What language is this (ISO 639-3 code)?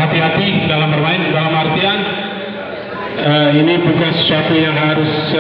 ind